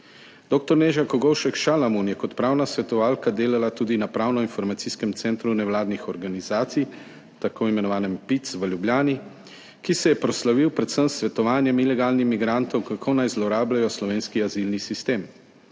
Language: Slovenian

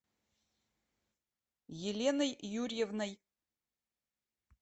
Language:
Russian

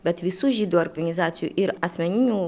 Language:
Lithuanian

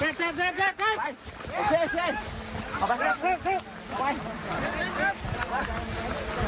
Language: Thai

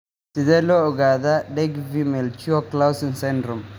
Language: Somali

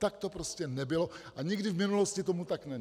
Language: Czech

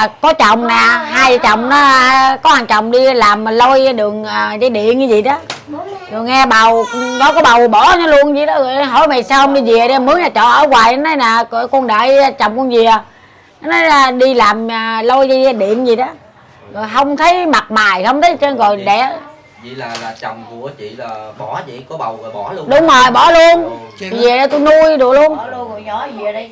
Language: Vietnamese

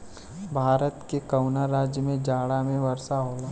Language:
Bhojpuri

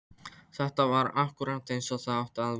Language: Icelandic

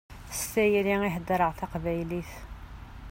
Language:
Kabyle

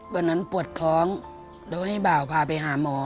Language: Thai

